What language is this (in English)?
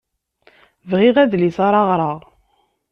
Kabyle